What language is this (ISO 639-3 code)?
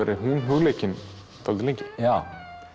isl